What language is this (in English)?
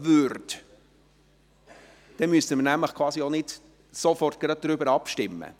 Swiss German